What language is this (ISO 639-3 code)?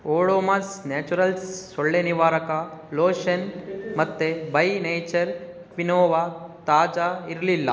kan